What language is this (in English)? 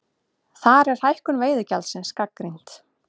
Icelandic